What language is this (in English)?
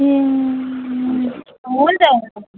Nepali